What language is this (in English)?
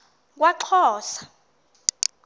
Xhosa